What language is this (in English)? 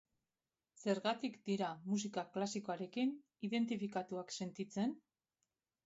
Basque